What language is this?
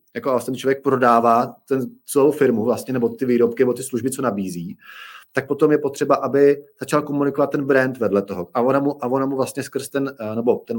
Czech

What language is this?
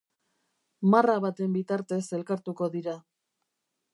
Basque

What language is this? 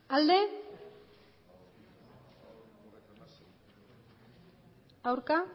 Basque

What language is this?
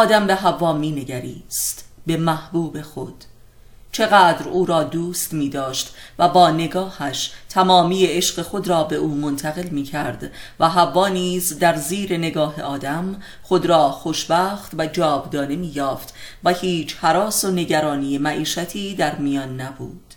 Persian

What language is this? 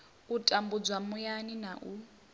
Venda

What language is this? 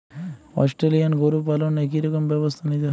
Bangla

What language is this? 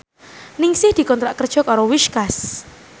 Javanese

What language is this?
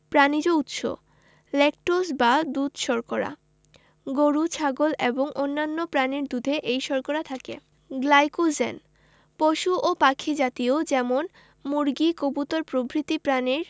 Bangla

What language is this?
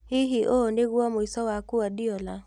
Kikuyu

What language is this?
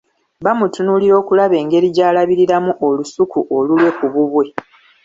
Ganda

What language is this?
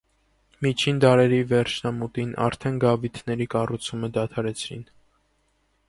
Armenian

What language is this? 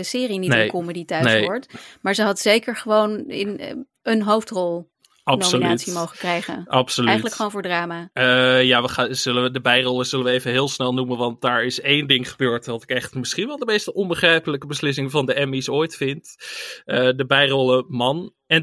Dutch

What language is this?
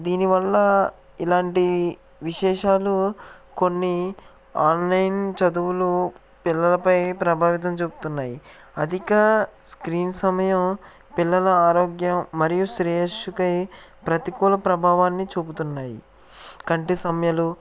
Telugu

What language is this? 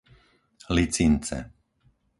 Slovak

